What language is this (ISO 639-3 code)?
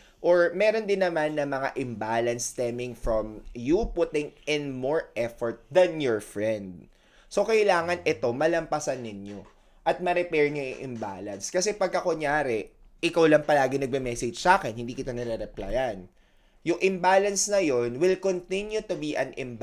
fil